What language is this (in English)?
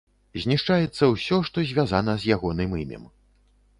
Belarusian